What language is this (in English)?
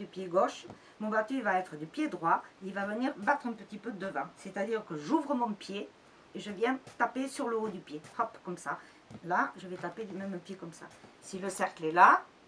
French